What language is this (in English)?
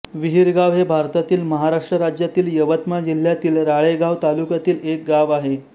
Marathi